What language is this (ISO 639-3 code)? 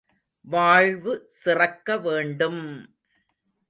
tam